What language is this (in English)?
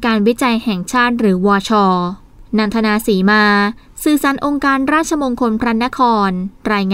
Thai